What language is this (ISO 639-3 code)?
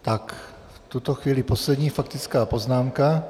ces